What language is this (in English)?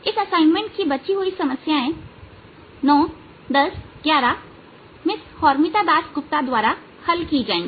Hindi